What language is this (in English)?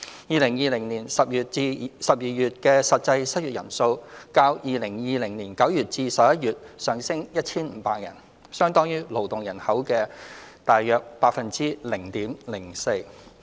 Cantonese